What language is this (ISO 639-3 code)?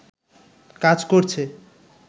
ben